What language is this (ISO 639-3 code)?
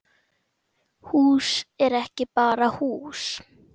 isl